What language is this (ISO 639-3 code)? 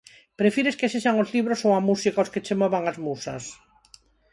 glg